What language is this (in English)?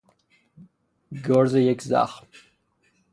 Persian